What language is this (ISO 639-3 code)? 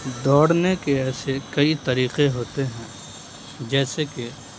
urd